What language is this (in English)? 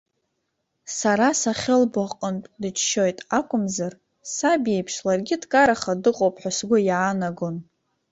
Abkhazian